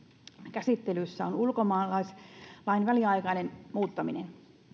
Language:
Finnish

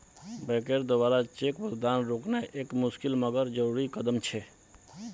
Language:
Magahi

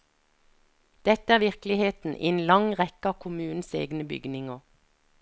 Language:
Norwegian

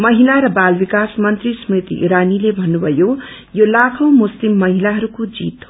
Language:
Nepali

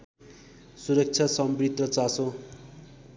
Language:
Nepali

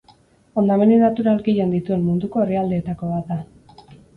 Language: Basque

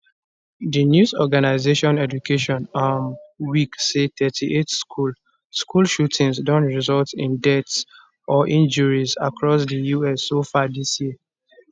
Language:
Nigerian Pidgin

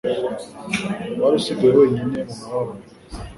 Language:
Kinyarwanda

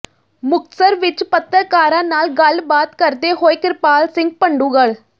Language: Punjabi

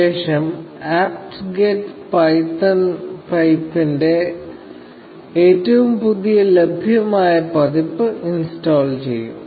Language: Malayalam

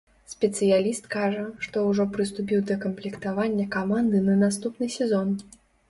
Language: Belarusian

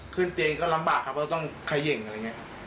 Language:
Thai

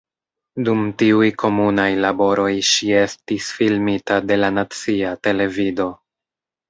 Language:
Esperanto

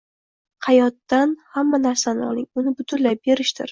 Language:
Uzbek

